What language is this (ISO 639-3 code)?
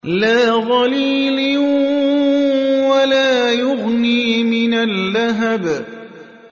ara